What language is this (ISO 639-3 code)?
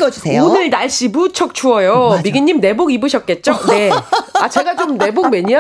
kor